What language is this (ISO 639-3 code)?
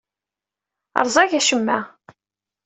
kab